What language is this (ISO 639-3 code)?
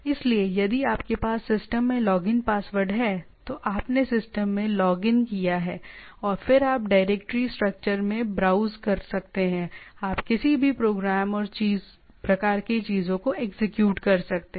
hin